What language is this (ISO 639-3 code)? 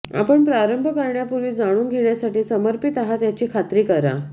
mar